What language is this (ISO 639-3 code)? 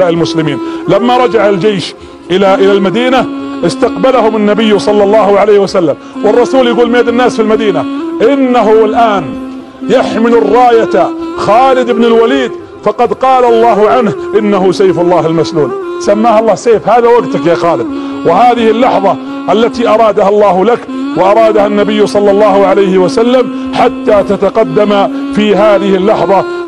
ara